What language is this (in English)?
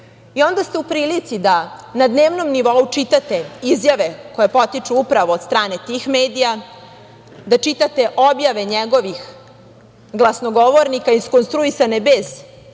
Serbian